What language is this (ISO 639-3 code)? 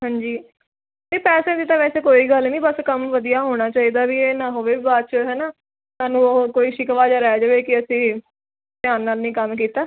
pan